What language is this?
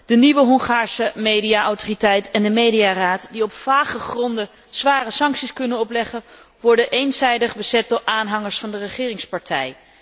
Dutch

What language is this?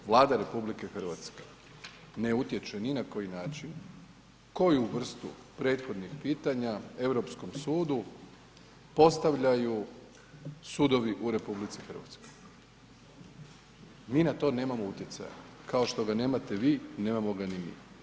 Croatian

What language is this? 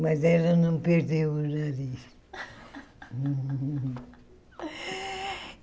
Portuguese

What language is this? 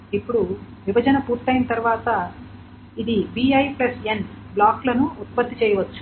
Telugu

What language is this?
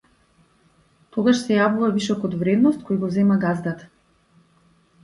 Macedonian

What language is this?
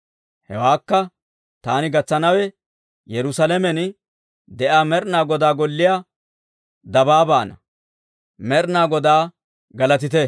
Dawro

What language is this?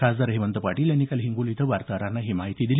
Marathi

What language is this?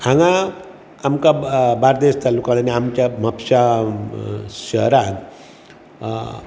Konkani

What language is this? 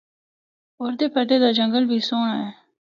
Northern Hindko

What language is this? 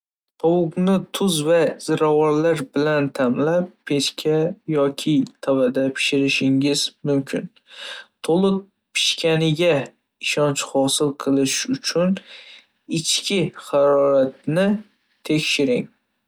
Uzbek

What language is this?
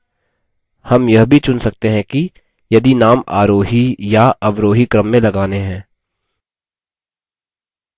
Hindi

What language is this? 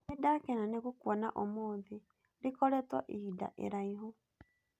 Kikuyu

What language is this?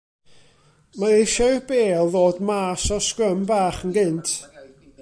Welsh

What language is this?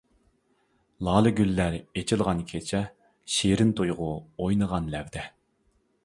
Uyghur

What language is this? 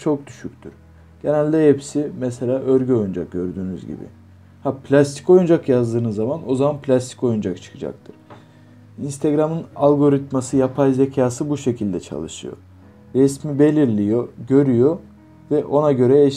Turkish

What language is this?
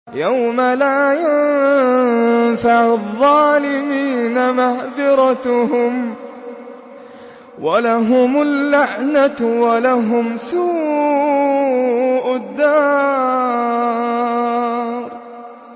Arabic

